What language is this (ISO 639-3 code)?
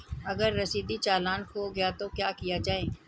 hin